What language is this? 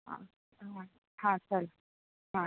Marathi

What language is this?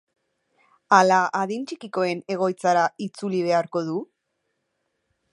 Basque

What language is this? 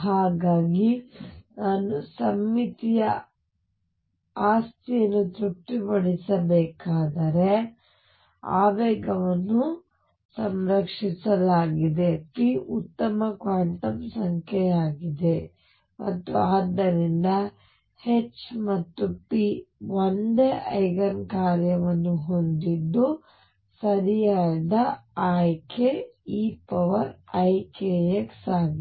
Kannada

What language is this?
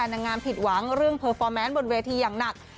Thai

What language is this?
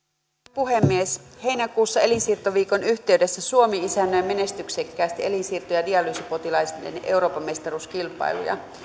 Finnish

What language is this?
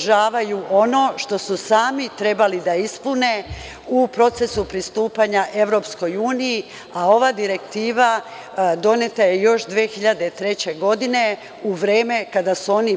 Serbian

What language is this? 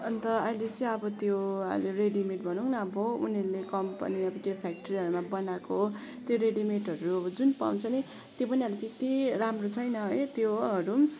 Nepali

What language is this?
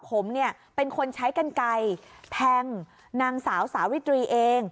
Thai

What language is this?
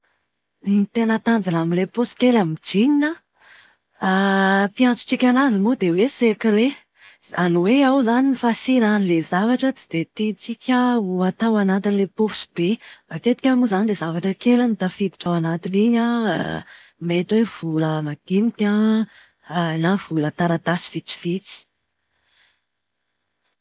Malagasy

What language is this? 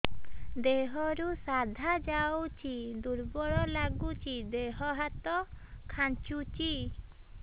Odia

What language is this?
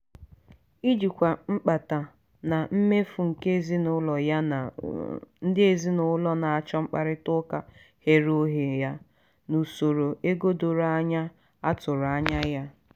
Igbo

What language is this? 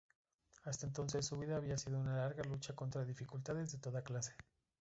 Spanish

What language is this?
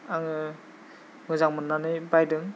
Bodo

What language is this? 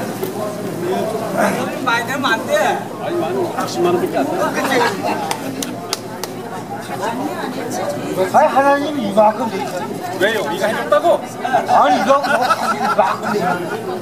Korean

